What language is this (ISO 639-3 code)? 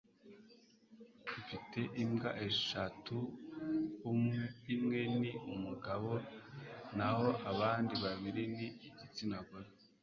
kin